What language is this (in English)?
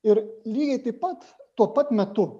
Lithuanian